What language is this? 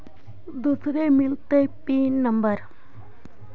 Magahi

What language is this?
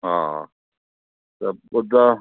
Sindhi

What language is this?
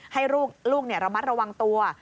Thai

